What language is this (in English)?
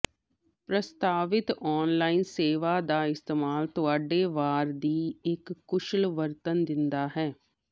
Punjabi